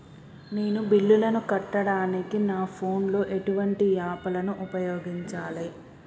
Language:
Telugu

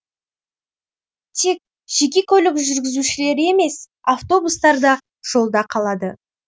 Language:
Kazakh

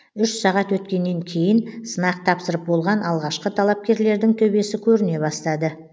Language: Kazakh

